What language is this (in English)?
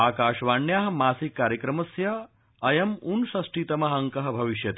Sanskrit